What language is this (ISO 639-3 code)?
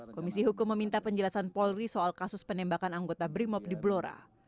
ind